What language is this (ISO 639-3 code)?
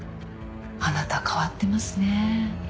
jpn